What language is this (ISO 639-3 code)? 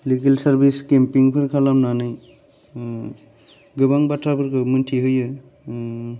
brx